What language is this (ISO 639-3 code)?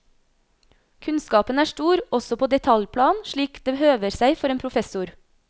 nor